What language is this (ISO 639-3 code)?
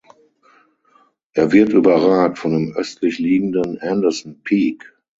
deu